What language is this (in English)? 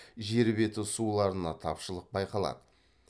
Kazakh